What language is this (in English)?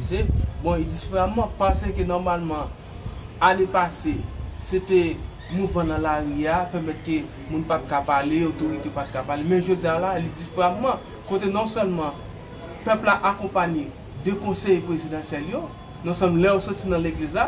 French